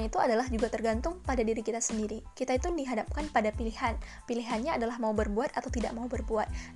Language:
Indonesian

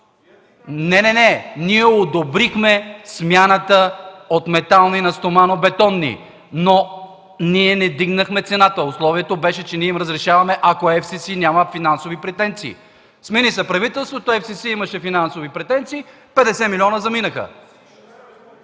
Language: Bulgarian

